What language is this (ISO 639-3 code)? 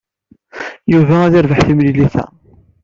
kab